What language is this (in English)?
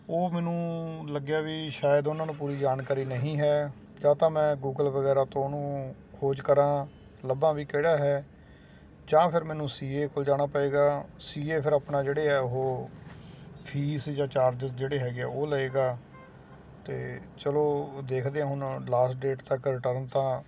Punjabi